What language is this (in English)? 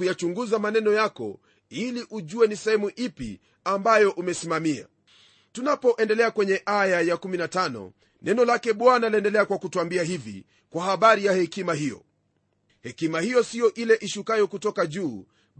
Swahili